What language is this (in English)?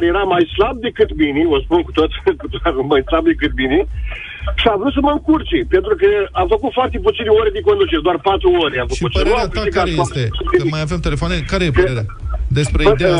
Romanian